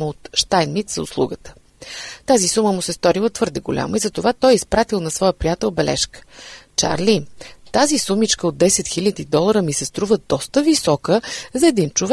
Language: Bulgarian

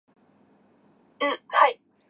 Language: Japanese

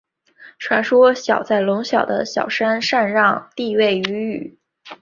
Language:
Chinese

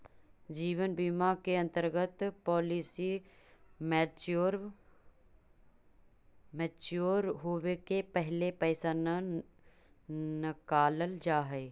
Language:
Magahi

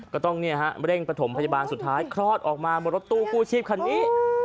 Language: Thai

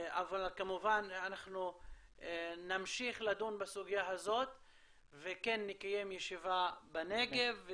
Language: Hebrew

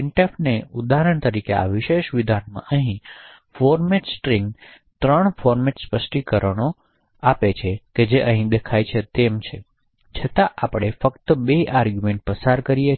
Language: Gujarati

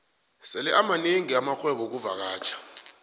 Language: South Ndebele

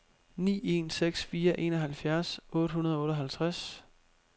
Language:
Danish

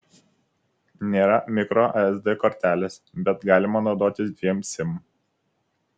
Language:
Lithuanian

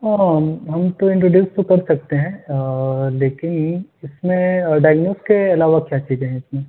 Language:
Urdu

